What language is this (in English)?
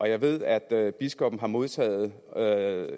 Danish